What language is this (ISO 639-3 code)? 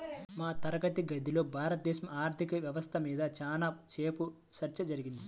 tel